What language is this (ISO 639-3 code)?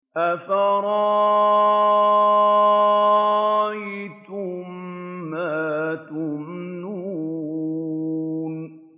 ara